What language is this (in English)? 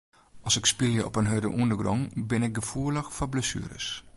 Western Frisian